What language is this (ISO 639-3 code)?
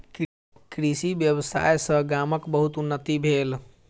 mai